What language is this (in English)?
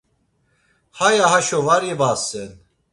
Laz